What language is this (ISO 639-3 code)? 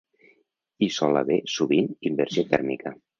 cat